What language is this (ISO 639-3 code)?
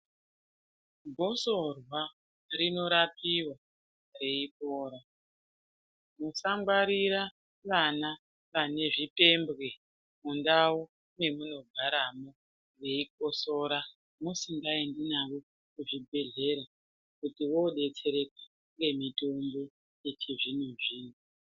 ndc